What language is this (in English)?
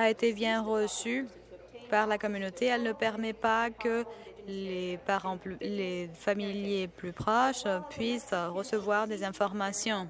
French